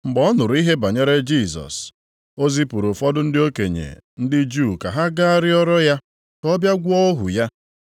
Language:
Igbo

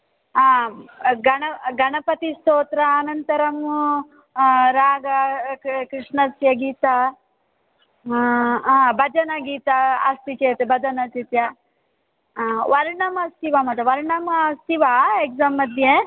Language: Sanskrit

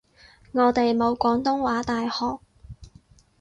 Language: Cantonese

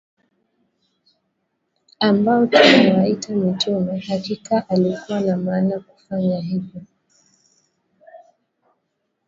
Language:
Swahili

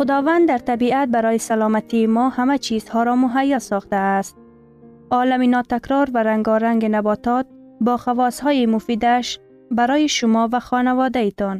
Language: Persian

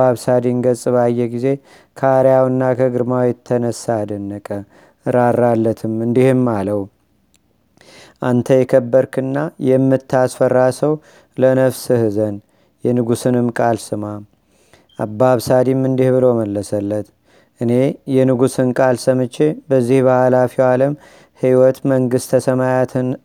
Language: Amharic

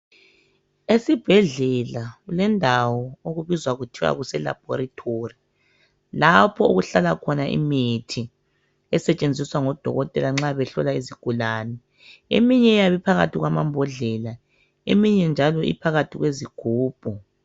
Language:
North Ndebele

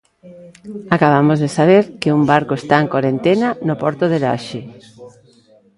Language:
Galician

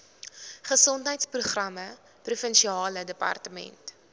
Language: Afrikaans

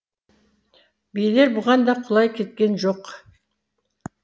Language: Kazakh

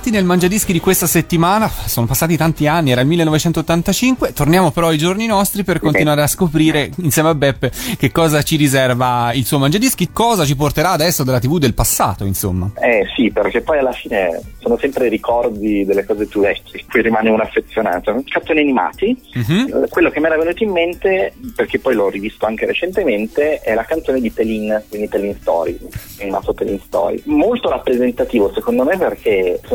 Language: Italian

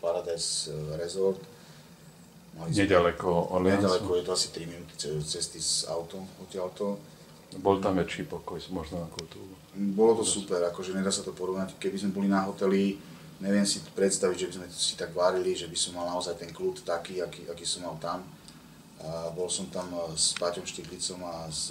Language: Slovak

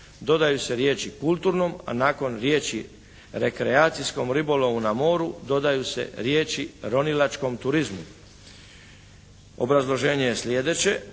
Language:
Croatian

